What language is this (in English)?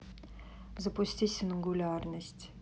Russian